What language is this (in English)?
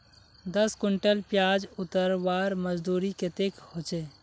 Magahi